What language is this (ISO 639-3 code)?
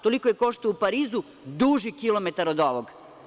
srp